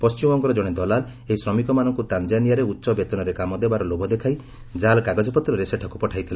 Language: Odia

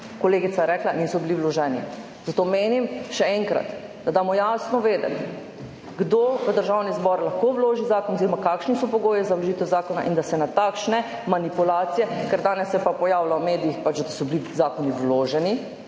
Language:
Slovenian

